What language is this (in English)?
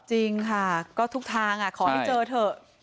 Thai